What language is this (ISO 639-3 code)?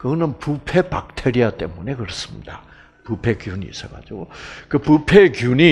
kor